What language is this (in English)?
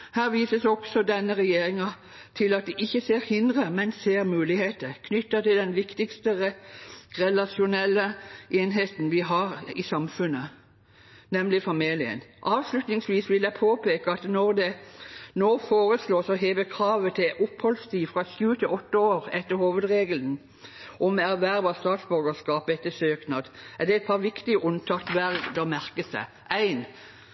Norwegian Bokmål